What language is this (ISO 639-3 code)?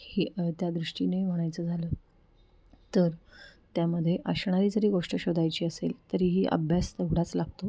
mar